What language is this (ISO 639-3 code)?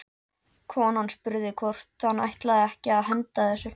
isl